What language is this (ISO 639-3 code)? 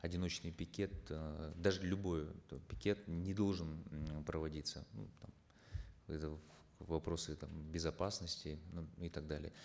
kaz